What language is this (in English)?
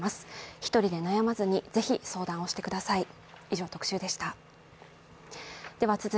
Japanese